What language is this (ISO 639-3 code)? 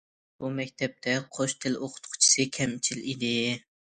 uig